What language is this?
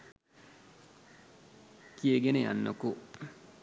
Sinhala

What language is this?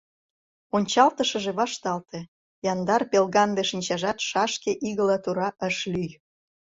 Mari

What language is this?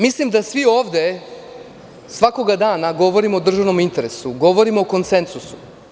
Serbian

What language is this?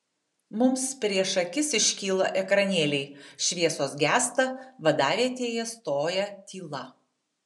Lithuanian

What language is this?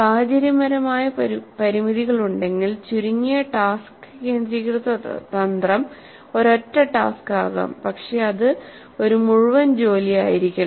Malayalam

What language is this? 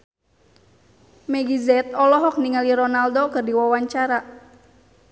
Sundanese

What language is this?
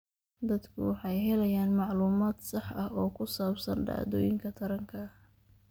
Somali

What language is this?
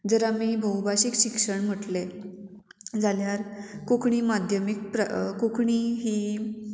Konkani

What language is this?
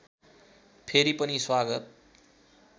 Nepali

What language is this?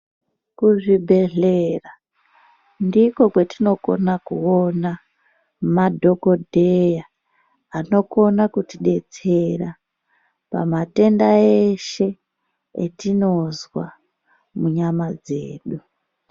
Ndau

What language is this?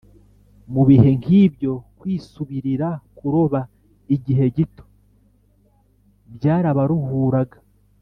Kinyarwanda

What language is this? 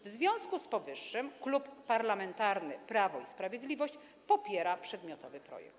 Polish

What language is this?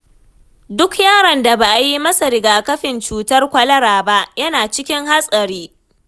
Hausa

